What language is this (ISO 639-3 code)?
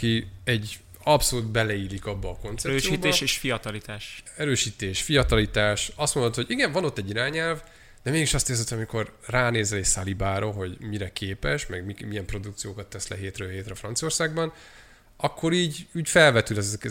hun